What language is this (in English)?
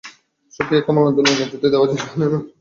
Bangla